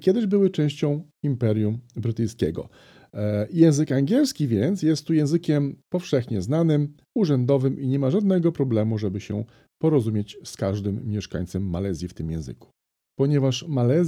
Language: Polish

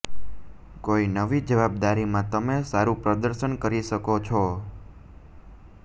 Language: Gujarati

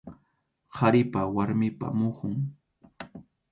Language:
Arequipa-La Unión Quechua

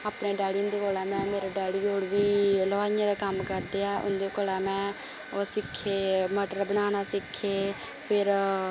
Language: Dogri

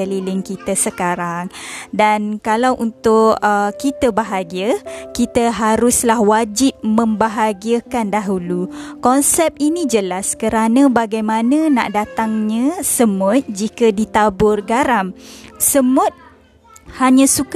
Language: Malay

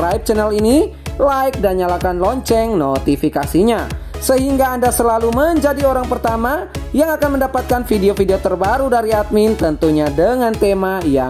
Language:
Indonesian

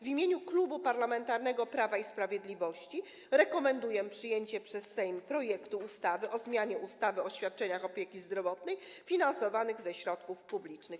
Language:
Polish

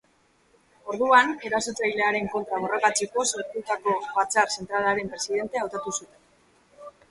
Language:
Basque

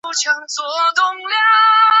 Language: Chinese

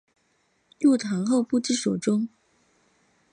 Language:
Chinese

